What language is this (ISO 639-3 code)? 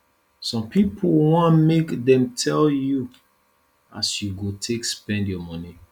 pcm